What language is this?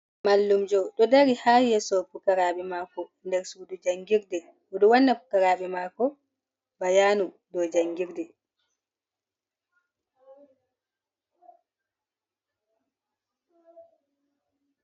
Fula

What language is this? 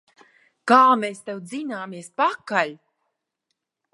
Latvian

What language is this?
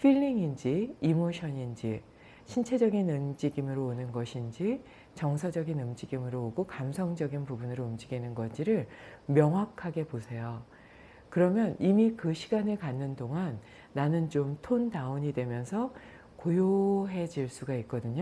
Korean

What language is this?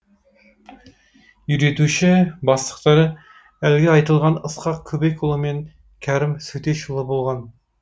Kazakh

